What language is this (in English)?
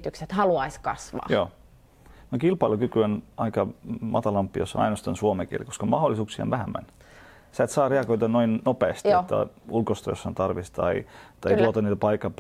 Finnish